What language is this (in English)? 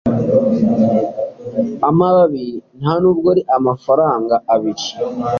Kinyarwanda